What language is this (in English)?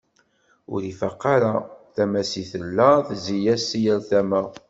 Kabyle